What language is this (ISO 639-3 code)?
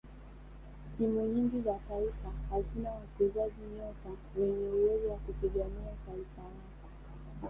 swa